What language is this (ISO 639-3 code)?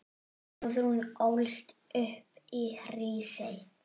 isl